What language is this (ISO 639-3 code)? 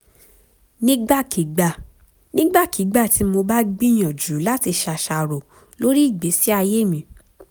yor